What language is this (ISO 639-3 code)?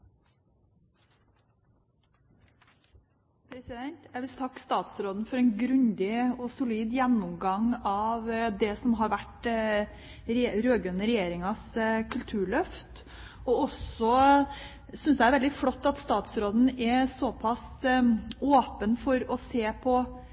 nob